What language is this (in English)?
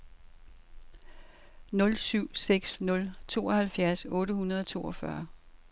Danish